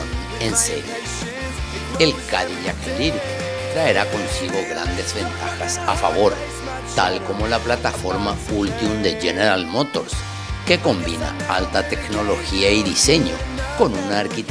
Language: Spanish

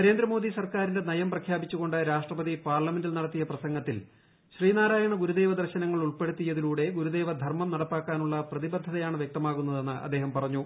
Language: Malayalam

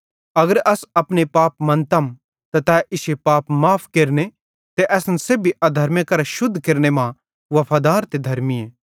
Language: Bhadrawahi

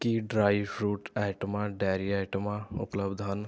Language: Punjabi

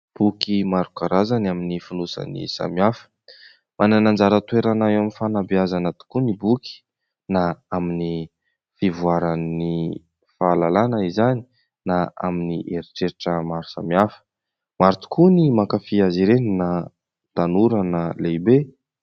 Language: Malagasy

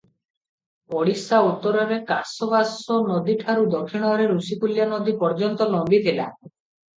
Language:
Odia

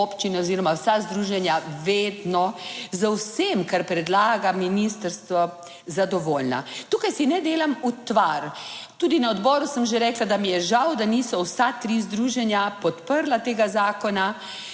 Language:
Slovenian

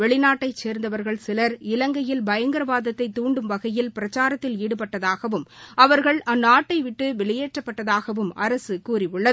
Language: Tamil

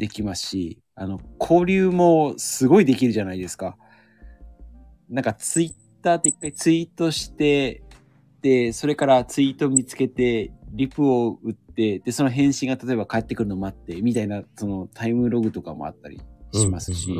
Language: Japanese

